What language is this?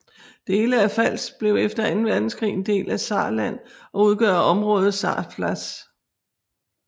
Danish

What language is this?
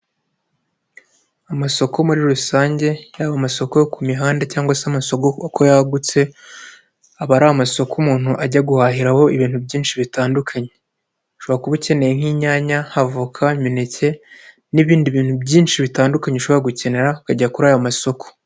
Kinyarwanda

